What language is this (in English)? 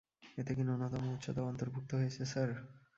Bangla